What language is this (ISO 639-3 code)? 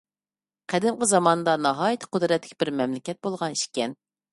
uig